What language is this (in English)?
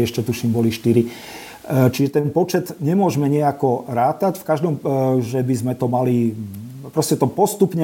Slovak